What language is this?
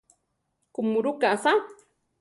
Central Tarahumara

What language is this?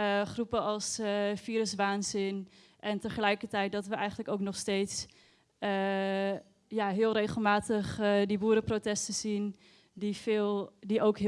Dutch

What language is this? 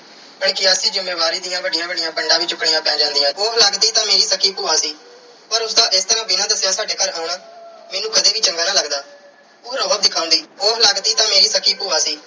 Punjabi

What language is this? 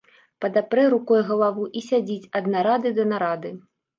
Belarusian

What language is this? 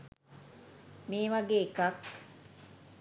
Sinhala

